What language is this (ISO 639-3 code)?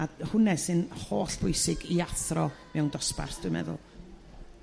cym